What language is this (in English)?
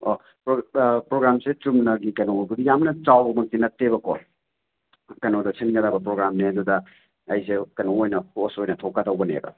Manipuri